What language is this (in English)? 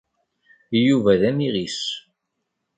Kabyle